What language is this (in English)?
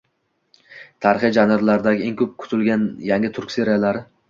Uzbek